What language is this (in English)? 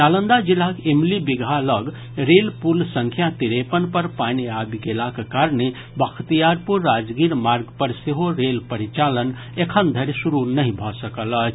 Maithili